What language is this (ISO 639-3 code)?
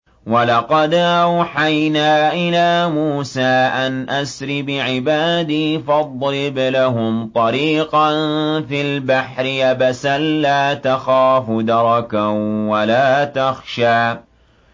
ara